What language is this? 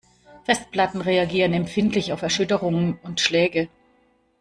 German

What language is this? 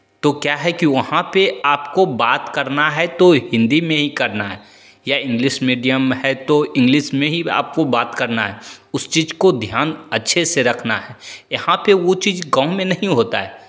Hindi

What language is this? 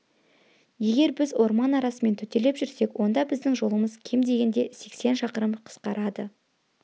Kazakh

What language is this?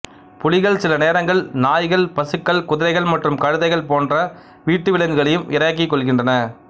Tamil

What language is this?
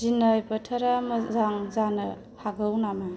Bodo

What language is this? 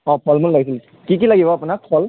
Assamese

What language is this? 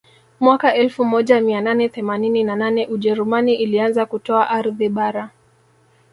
Swahili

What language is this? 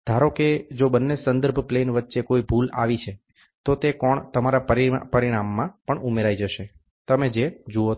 Gujarati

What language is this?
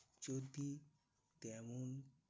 Bangla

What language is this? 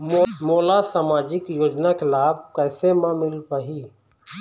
Chhattisgarhi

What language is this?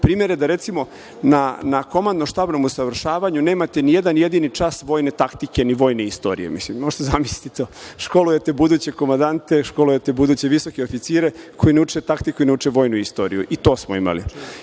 Serbian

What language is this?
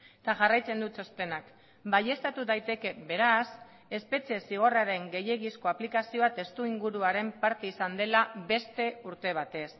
Basque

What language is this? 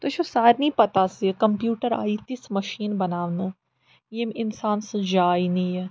Kashmiri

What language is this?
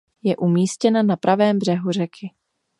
Czech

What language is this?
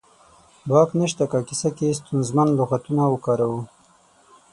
Pashto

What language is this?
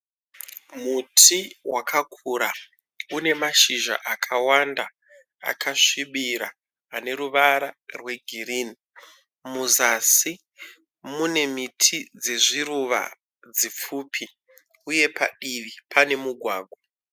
Shona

